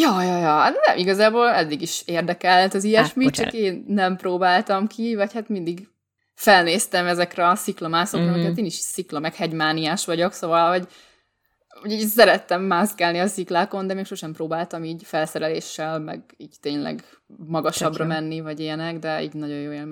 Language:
Hungarian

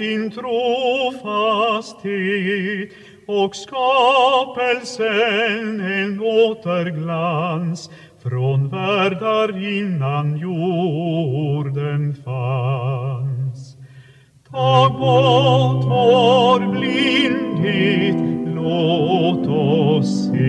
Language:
Swedish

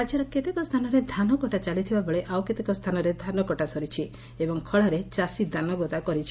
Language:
Odia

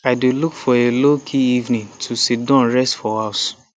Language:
Nigerian Pidgin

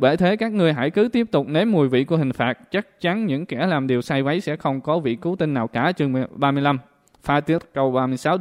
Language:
Vietnamese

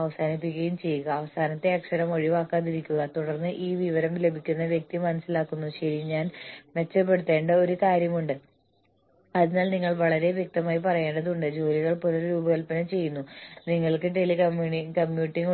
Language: Malayalam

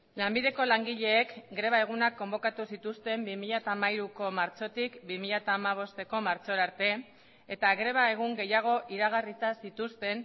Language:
Basque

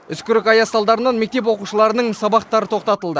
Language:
Kazakh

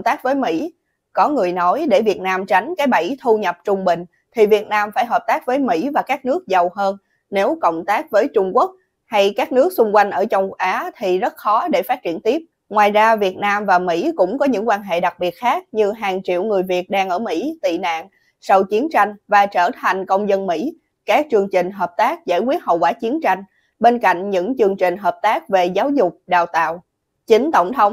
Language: Vietnamese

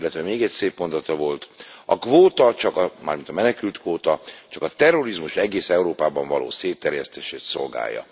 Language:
Hungarian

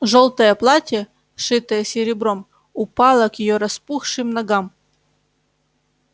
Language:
Russian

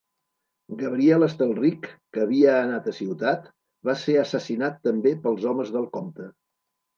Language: Catalan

